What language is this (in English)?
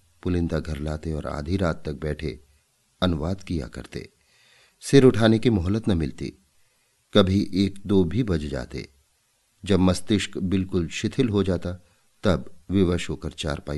Hindi